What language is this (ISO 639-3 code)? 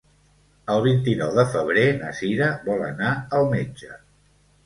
cat